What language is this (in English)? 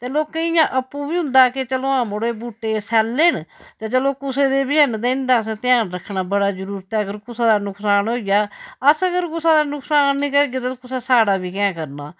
Dogri